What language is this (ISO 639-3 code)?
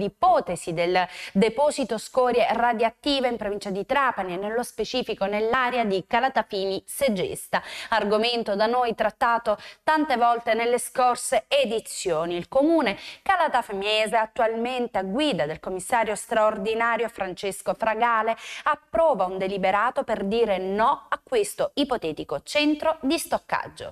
ita